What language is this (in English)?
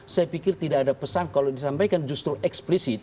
Indonesian